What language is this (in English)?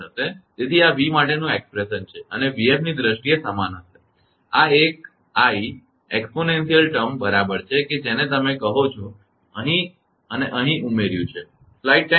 Gujarati